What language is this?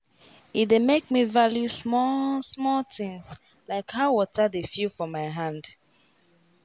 Nigerian Pidgin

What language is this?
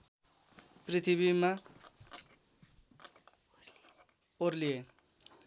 Nepali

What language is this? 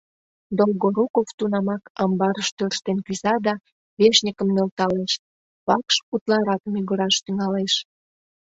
Mari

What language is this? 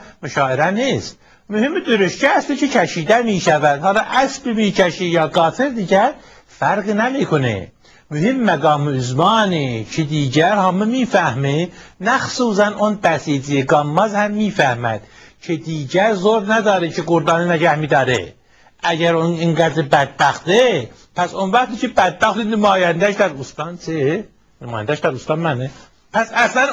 Persian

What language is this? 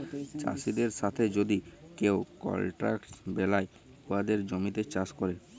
Bangla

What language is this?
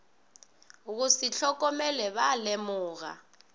Northern Sotho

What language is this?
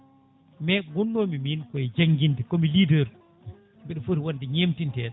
Fula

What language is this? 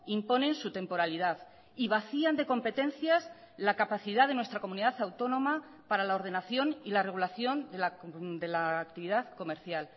Spanish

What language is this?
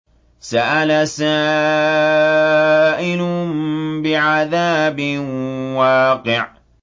Arabic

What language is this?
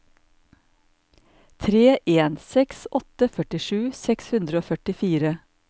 Norwegian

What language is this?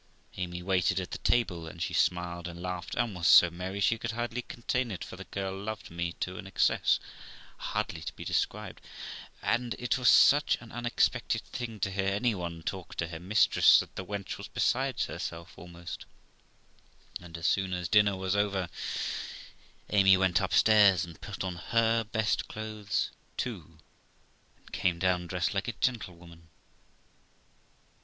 English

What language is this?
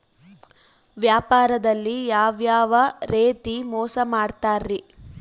Kannada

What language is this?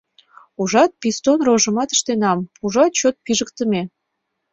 Mari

